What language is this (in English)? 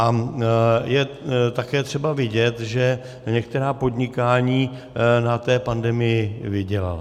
Czech